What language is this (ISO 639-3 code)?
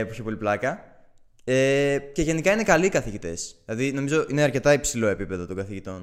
ell